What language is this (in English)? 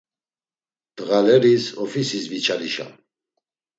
Laz